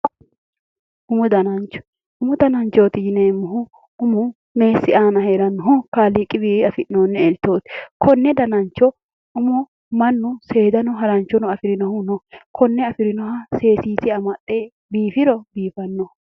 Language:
Sidamo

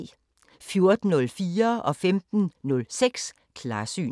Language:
Danish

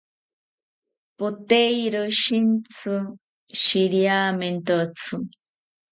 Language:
South Ucayali Ashéninka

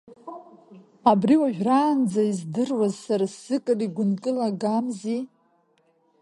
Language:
Abkhazian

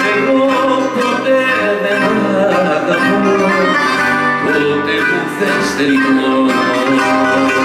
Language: Arabic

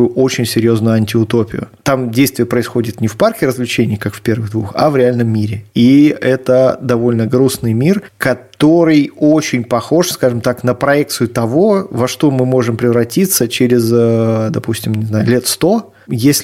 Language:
Russian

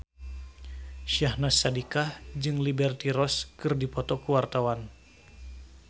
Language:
Sundanese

